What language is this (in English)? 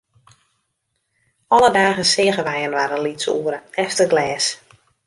Western Frisian